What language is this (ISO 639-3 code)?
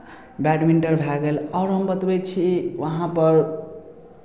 mai